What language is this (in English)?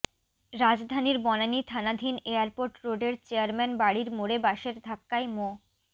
Bangla